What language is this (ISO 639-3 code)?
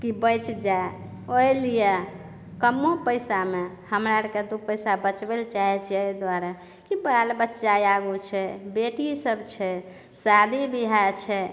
mai